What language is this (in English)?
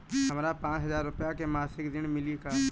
Bhojpuri